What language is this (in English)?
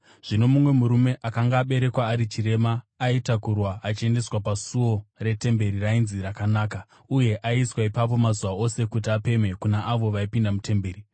Shona